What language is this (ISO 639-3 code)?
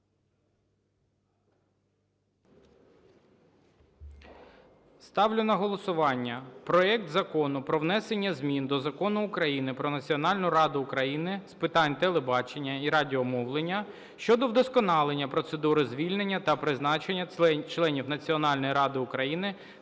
ukr